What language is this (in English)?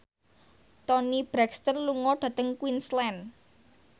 Javanese